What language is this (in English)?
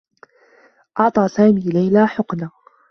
Arabic